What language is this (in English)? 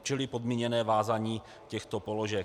Czech